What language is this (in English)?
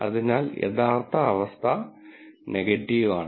Malayalam